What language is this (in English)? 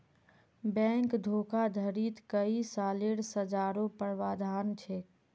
Magahi